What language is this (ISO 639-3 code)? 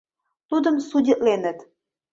chm